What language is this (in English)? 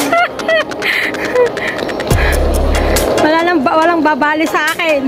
Filipino